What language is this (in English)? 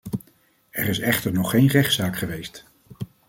Dutch